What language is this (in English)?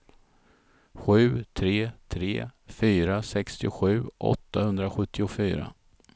Swedish